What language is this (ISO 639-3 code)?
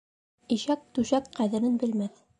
bak